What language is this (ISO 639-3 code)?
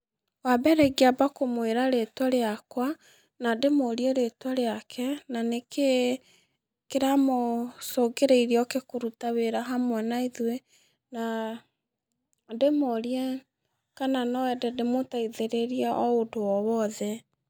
kik